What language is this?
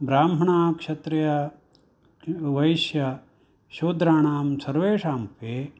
Sanskrit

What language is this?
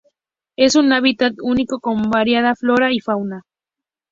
Spanish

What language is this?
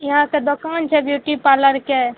Maithili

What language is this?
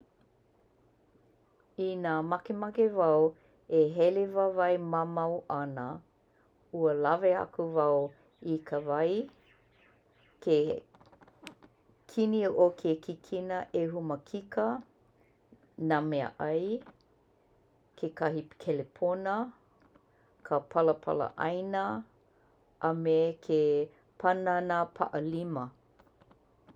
Hawaiian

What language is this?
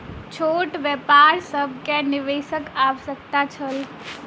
Maithili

